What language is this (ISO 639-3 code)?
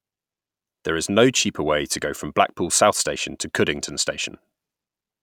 eng